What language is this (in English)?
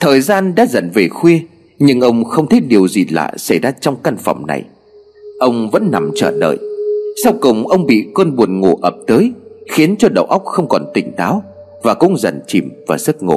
Vietnamese